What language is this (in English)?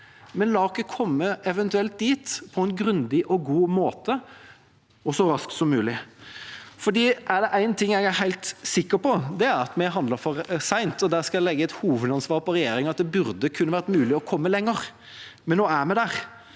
Norwegian